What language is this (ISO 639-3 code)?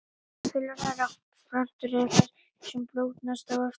isl